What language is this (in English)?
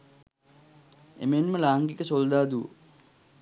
Sinhala